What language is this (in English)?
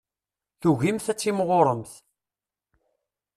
Kabyle